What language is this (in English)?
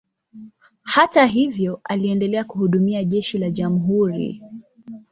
Swahili